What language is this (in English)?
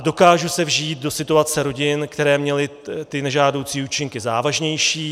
Czech